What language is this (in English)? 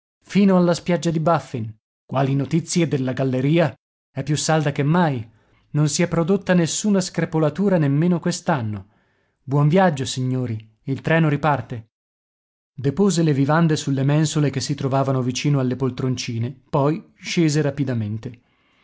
Italian